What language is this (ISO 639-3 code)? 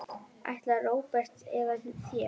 isl